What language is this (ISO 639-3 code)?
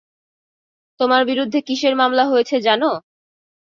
ben